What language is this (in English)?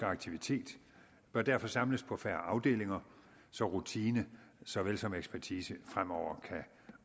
Danish